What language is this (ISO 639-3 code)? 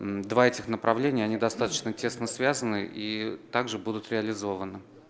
rus